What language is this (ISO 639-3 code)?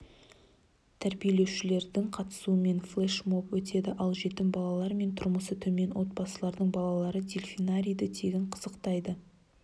kaz